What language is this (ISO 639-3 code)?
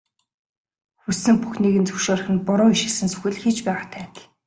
mon